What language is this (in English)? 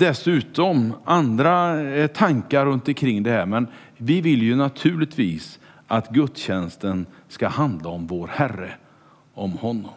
Swedish